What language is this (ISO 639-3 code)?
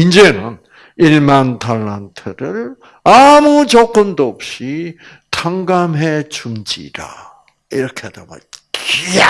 kor